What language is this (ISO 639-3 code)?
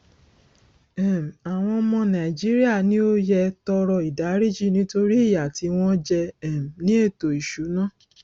yor